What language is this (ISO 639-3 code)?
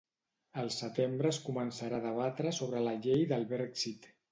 cat